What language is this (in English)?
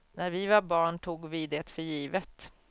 Swedish